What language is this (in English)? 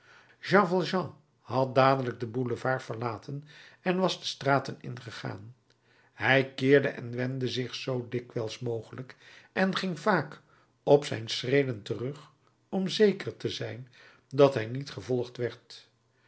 Dutch